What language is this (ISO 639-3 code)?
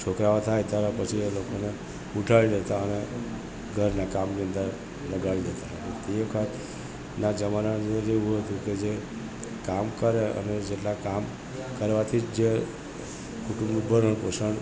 guj